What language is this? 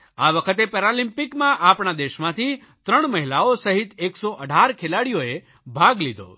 Gujarati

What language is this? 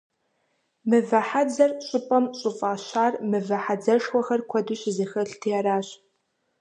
Kabardian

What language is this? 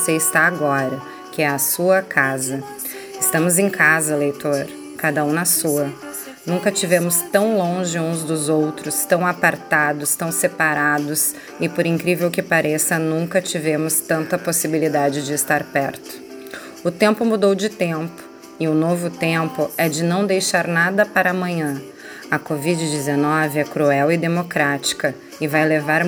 Portuguese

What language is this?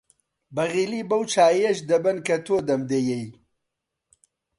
Central Kurdish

